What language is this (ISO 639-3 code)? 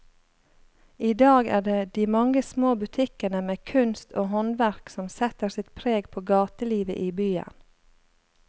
nor